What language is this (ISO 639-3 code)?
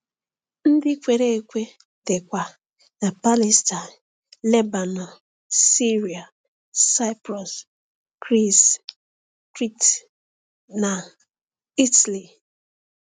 ibo